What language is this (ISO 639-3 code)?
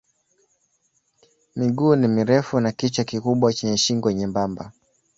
swa